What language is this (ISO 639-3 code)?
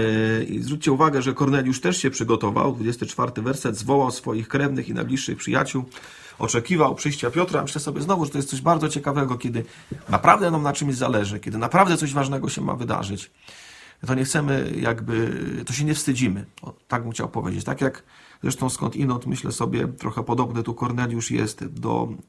pol